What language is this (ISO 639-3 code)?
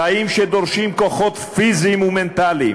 heb